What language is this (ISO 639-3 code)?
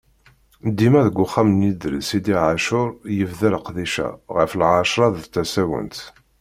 kab